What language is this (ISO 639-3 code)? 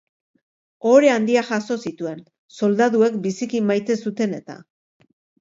eus